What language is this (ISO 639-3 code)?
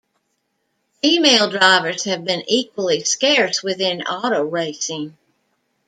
eng